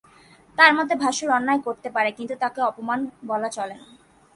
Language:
Bangla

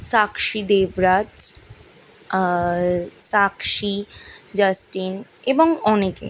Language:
Bangla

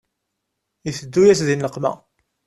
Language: Kabyle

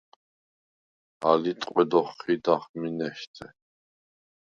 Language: Svan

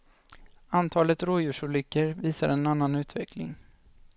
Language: Swedish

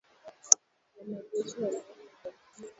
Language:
Swahili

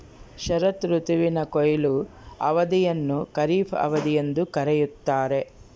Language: Kannada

